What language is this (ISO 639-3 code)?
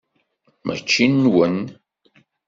kab